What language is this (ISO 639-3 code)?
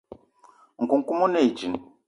eto